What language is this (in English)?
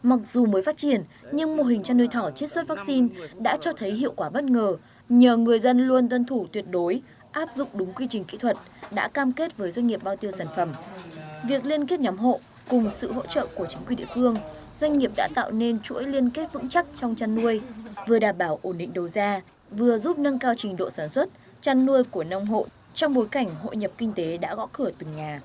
Vietnamese